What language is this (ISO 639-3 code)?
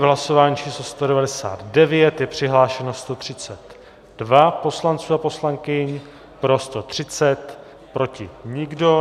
ces